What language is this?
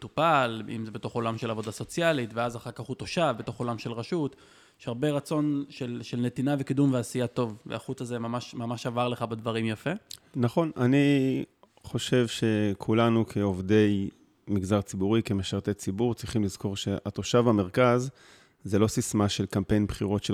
Hebrew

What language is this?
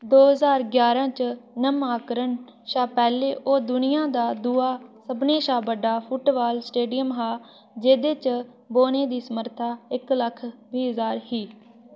Dogri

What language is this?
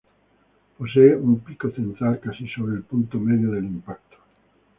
Spanish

